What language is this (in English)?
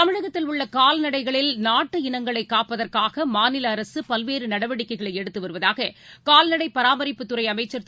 Tamil